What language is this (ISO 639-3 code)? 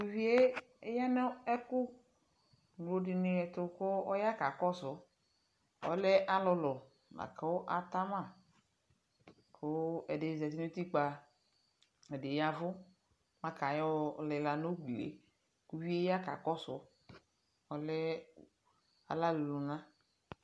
kpo